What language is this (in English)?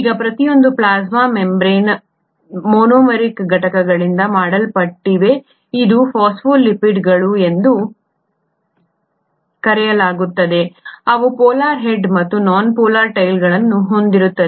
Kannada